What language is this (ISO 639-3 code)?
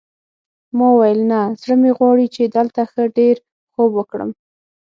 pus